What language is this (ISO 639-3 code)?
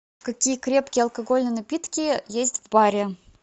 rus